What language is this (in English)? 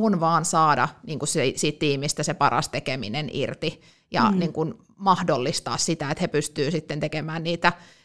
Finnish